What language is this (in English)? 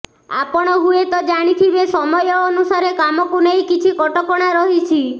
Odia